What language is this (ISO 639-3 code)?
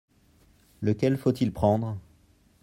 fra